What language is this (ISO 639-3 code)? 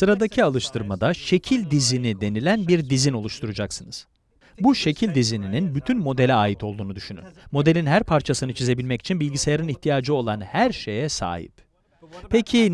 tur